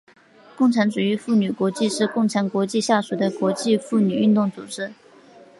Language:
Chinese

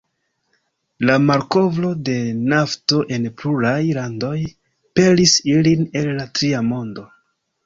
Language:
Esperanto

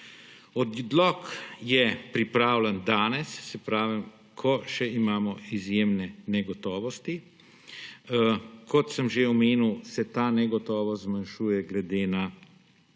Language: Slovenian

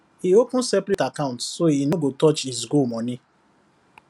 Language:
Nigerian Pidgin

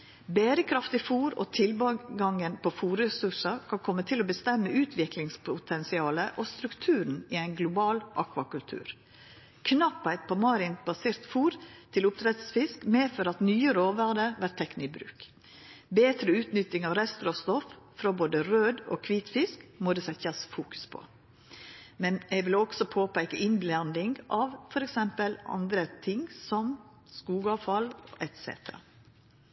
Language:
Norwegian Nynorsk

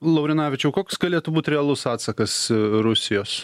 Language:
Lithuanian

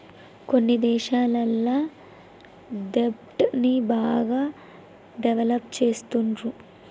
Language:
Telugu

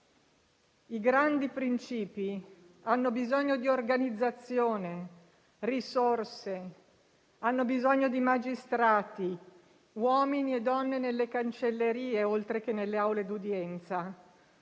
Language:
Italian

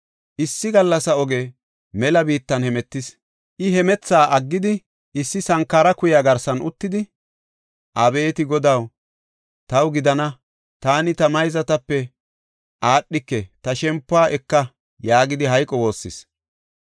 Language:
Gofa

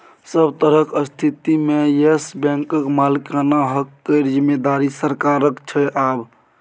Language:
Maithili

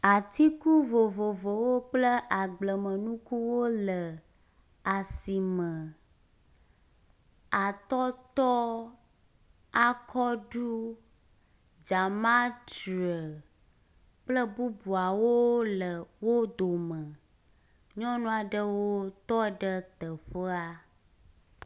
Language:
Ewe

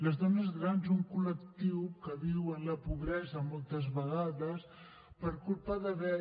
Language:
Catalan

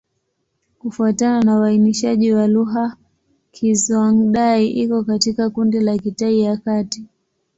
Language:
Swahili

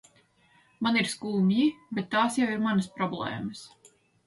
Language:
Latvian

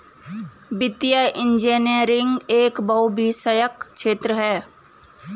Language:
Hindi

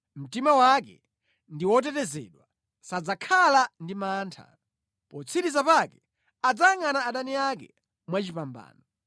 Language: Nyanja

